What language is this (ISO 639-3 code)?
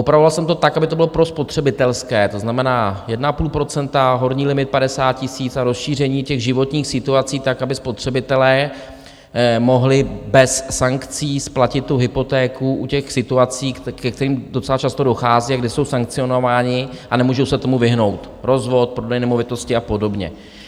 ces